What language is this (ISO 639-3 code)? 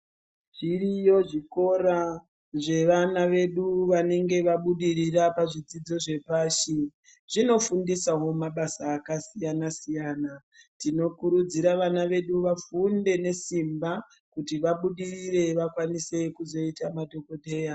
ndc